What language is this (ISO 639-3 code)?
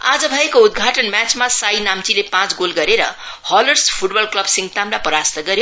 nep